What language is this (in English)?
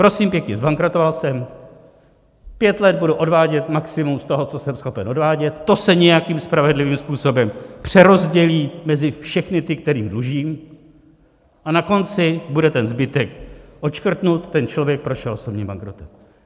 Czech